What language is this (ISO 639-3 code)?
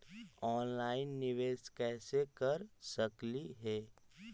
mag